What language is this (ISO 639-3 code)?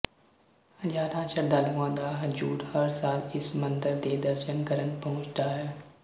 pan